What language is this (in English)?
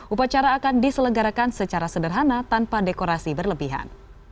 Indonesian